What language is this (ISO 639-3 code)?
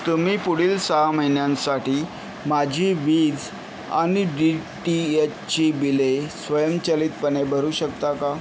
mar